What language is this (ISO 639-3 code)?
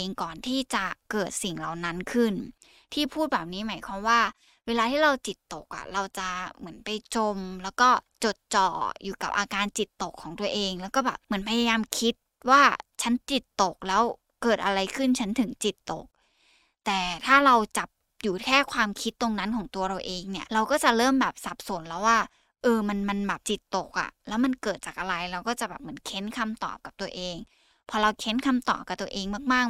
tha